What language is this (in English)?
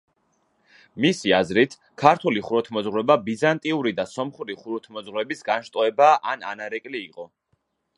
Georgian